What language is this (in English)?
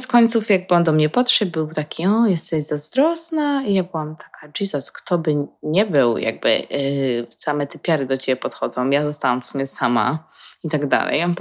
Polish